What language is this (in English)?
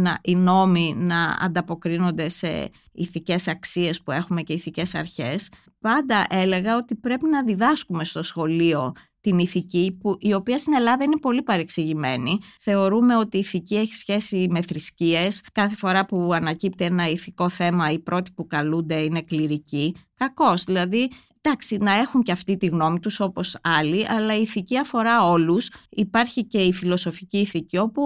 Greek